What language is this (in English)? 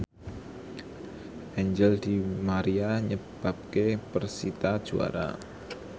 Javanese